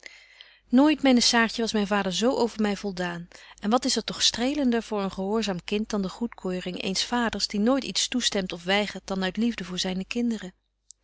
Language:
Dutch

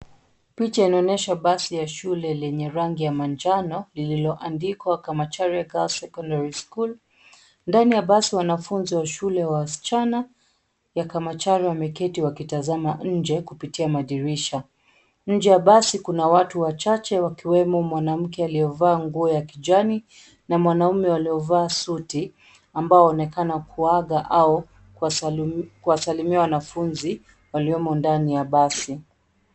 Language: Swahili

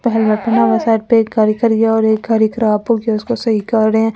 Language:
Hindi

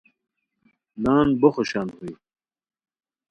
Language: Khowar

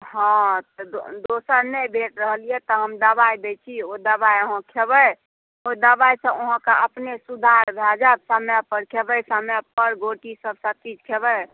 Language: Maithili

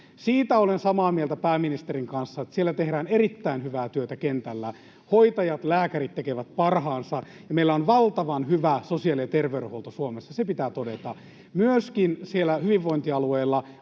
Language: Finnish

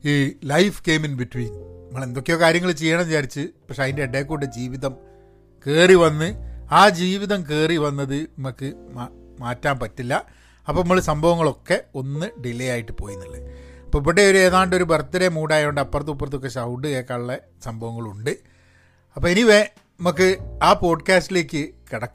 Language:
Malayalam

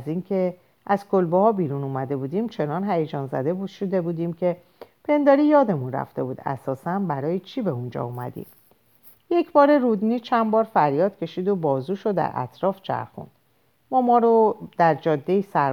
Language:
Persian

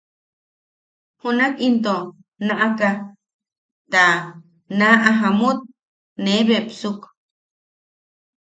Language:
Yaqui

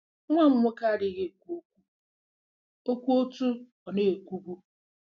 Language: Igbo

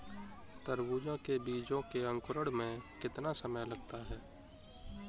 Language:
Hindi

